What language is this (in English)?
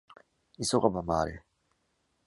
Japanese